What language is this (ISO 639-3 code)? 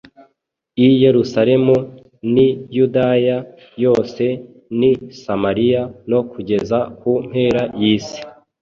kin